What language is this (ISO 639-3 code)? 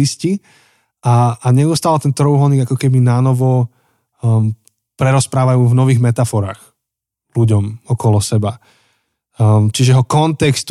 slk